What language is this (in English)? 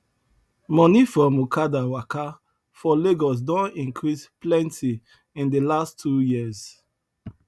Nigerian Pidgin